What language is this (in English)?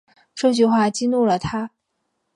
Chinese